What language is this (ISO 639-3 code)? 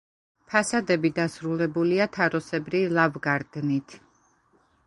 kat